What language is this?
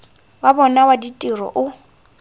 Tswana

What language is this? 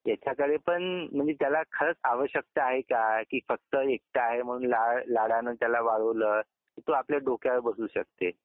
Marathi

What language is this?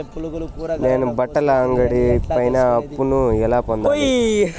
Telugu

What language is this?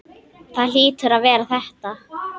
Icelandic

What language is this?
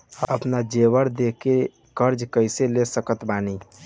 Bhojpuri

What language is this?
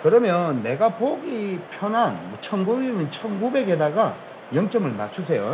Korean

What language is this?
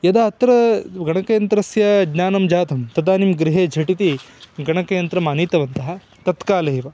Sanskrit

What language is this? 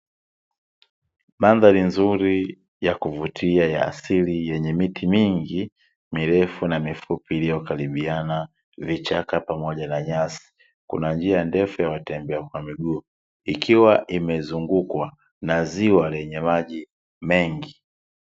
Swahili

